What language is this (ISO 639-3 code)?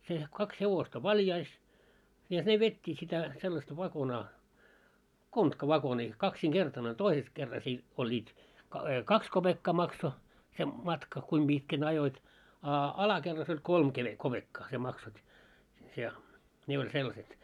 fin